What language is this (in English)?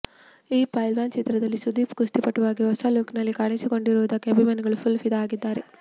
Kannada